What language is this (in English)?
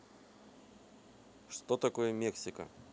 Russian